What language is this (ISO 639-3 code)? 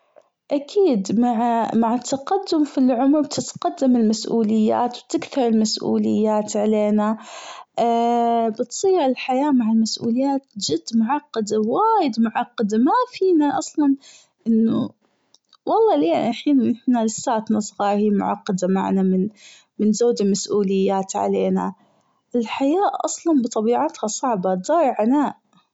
afb